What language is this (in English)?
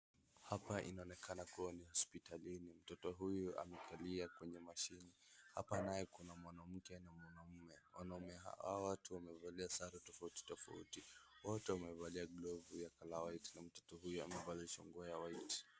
Swahili